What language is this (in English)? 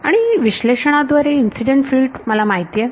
Marathi